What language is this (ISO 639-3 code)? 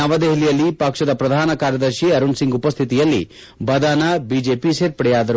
kan